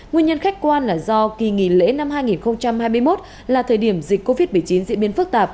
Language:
Vietnamese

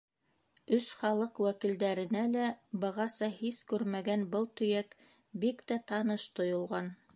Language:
Bashkir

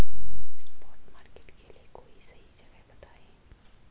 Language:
Hindi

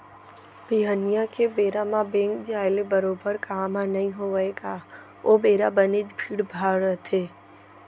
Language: Chhattisgarhi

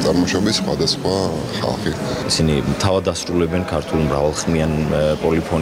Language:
Russian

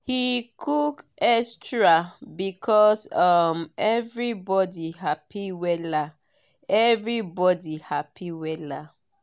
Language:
Nigerian Pidgin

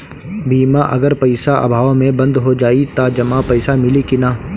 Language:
Bhojpuri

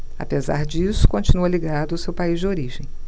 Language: Portuguese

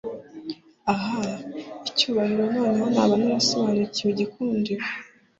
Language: Kinyarwanda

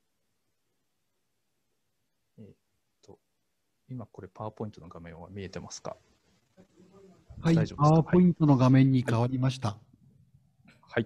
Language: Japanese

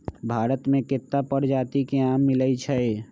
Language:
Magahi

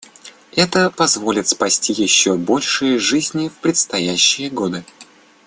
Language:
Russian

